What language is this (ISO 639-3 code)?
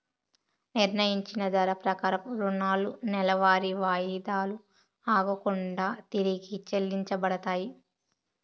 tel